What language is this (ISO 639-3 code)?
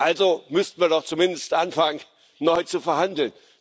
deu